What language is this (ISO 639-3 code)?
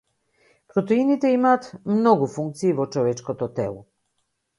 mkd